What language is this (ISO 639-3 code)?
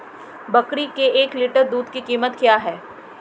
hin